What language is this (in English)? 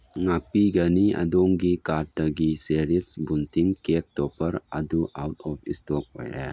Manipuri